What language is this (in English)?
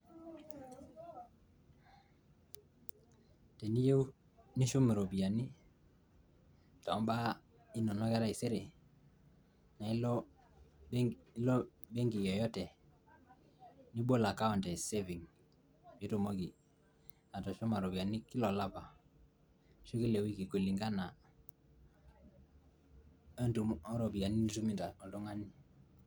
Masai